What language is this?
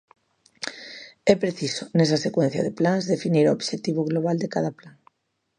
Galician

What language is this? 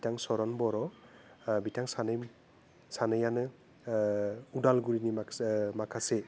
Bodo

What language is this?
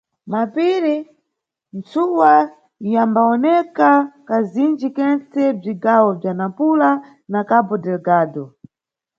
Nyungwe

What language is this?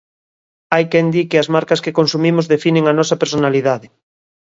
Galician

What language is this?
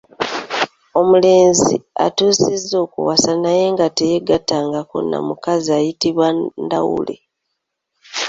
Ganda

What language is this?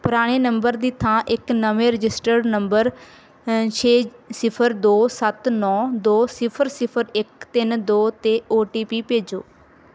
Punjabi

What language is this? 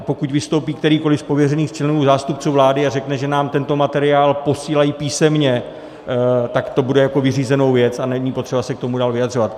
Czech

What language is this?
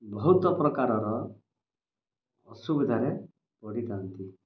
Odia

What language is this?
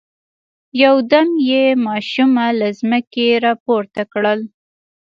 Pashto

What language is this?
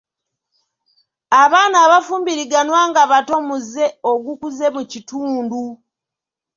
Ganda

